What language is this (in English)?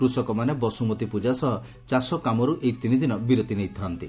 Odia